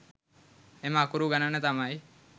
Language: Sinhala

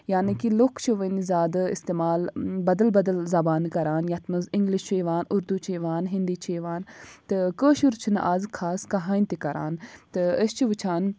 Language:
Kashmiri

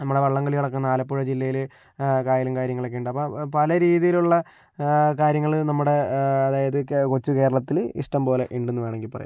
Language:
Malayalam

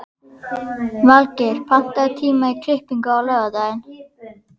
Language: Icelandic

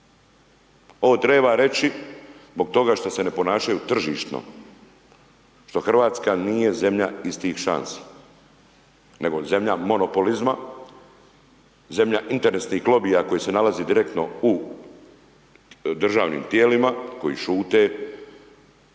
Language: Croatian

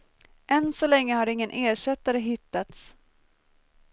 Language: Swedish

